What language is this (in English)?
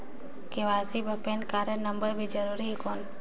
Chhattisgarhi